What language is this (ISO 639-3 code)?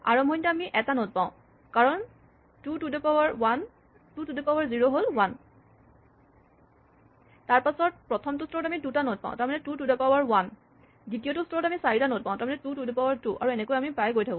asm